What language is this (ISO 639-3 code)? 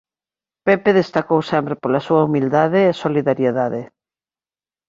glg